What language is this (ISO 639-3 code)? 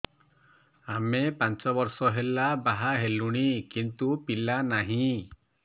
ori